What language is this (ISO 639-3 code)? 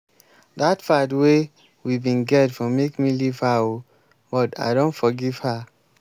pcm